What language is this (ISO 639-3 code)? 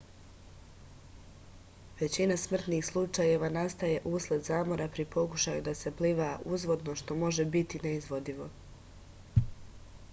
srp